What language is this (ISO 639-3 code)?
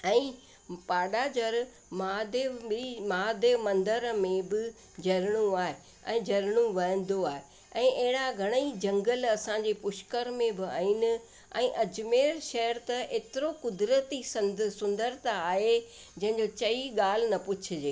snd